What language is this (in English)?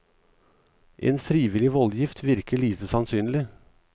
Norwegian